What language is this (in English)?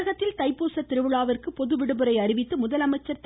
Tamil